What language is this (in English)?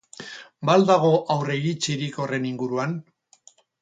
Basque